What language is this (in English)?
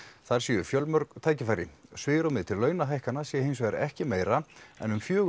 Icelandic